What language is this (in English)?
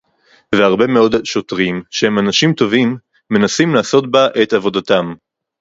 Hebrew